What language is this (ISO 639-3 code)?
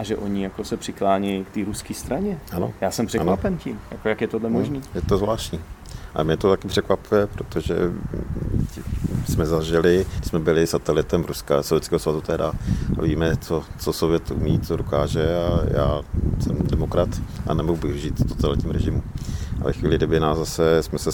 ces